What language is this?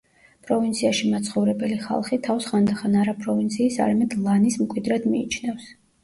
Georgian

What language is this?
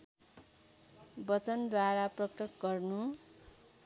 Nepali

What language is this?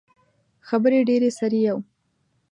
Pashto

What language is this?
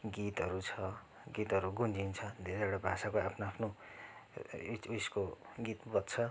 Nepali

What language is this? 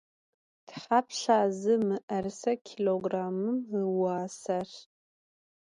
Adyghe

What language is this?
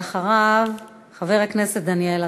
Hebrew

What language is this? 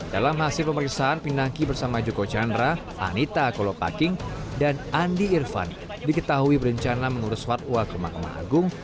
Indonesian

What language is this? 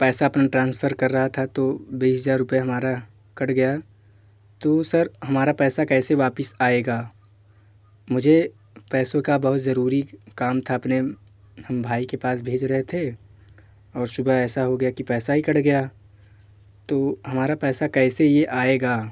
Hindi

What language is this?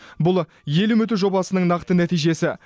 Kazakh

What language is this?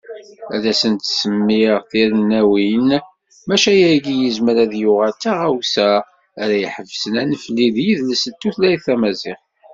Kabyle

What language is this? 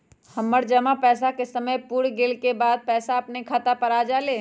Magahi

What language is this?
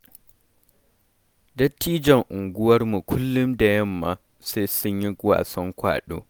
Hausa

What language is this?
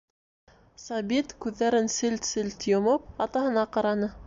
Bashkir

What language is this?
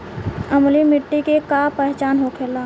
Bhojpuri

